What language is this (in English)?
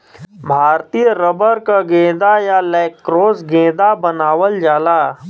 Bhojpuri